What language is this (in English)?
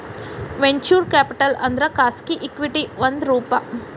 Kannada